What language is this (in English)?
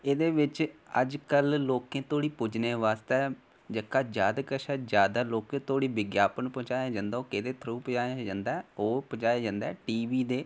Dogri